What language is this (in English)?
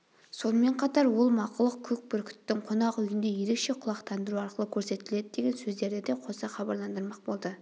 Kazakh